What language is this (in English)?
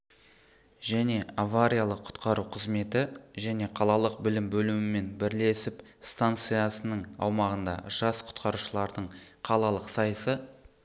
Kazakh